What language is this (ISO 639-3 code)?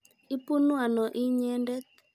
kln